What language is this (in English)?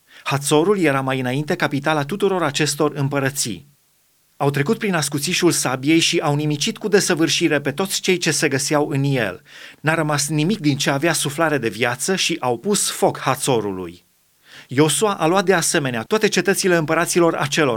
Romanian